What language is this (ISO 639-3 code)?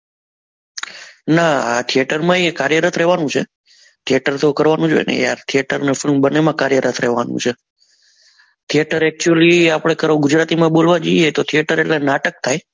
guj